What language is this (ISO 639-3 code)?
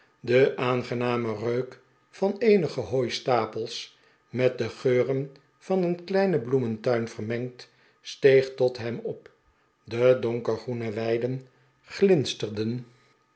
nld